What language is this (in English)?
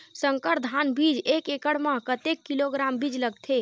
Chhattisgarhi